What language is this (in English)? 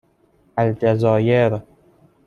Persian